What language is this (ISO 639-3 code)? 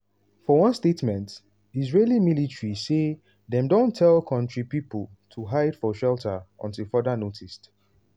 pcm